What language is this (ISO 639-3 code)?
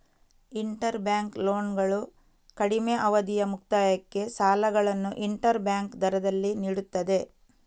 kan